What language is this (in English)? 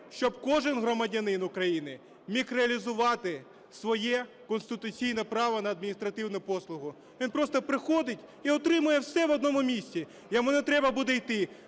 Ukrainian